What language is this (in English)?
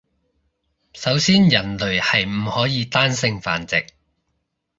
Cantonese